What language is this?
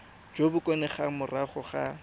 Tswana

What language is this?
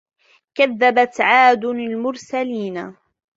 Arabic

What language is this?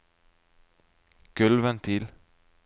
Norwegian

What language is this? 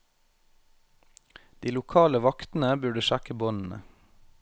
Norwegian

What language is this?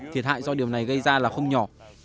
Vietnamese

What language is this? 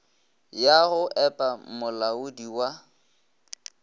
Northern Sotho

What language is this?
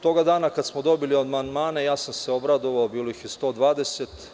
Serbian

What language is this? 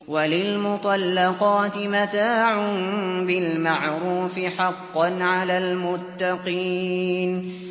Arabic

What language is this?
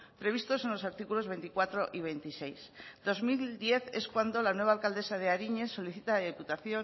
Spanish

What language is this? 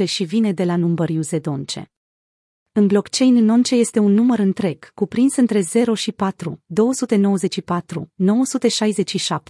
Romanian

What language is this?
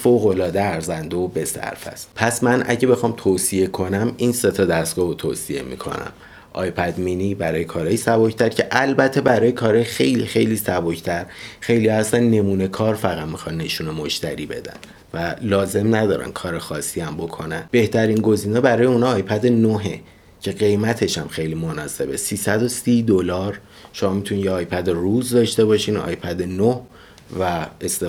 Persian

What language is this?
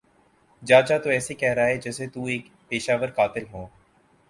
Urdu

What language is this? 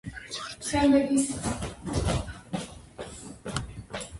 Georgian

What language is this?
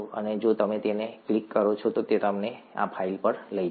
Gujarati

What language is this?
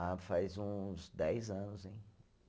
Portuguese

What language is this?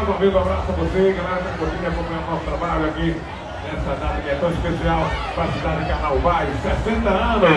Portuguese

